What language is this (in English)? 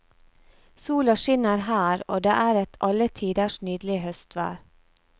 Norwegian